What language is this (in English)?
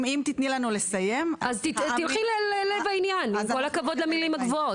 Hebrew